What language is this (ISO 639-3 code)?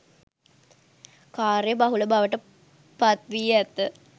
sin